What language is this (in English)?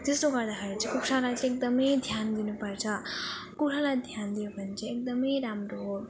Nepali